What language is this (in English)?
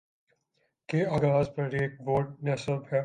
Urdu